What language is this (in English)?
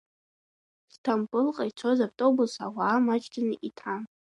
Abkhazian